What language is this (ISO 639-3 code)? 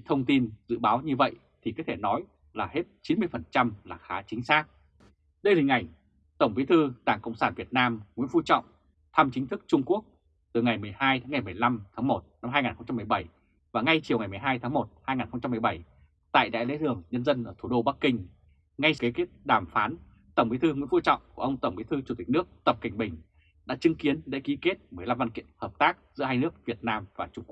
vie